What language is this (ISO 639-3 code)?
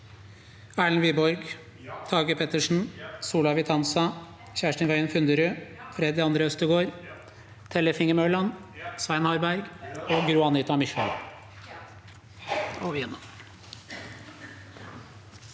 nor